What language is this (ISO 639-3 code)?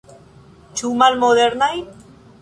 epo